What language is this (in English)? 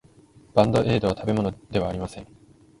Japanese